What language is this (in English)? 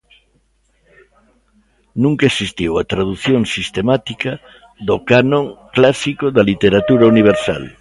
Galician